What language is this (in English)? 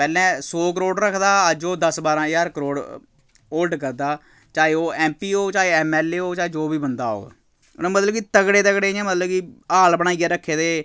Dogri